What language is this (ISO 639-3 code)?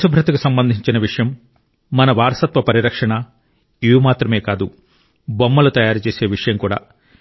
tel